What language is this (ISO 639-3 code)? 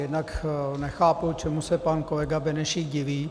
ces